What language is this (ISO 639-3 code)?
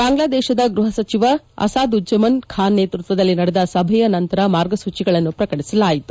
kan